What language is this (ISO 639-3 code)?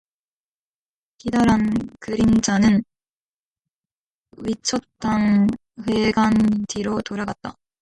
kor